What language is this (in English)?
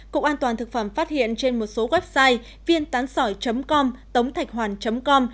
Vietnamese